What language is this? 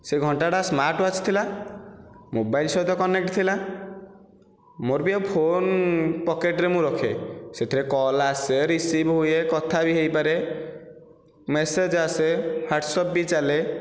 Odia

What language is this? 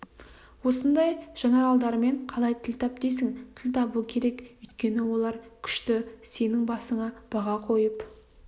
Kazakh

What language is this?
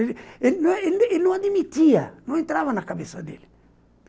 Portuguese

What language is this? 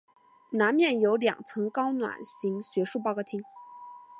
Chinese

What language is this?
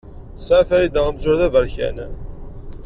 Kabyle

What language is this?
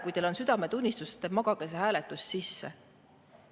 Estonian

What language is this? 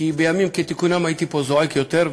Hebrew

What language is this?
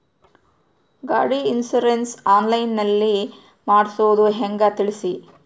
Kannada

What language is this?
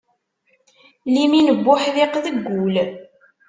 Kabyle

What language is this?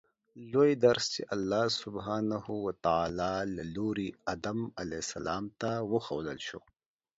Pashto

